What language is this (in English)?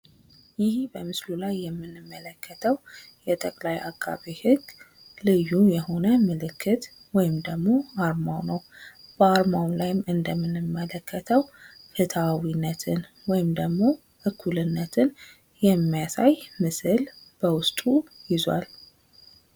Amharic